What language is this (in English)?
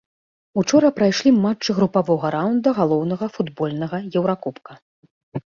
Belarusian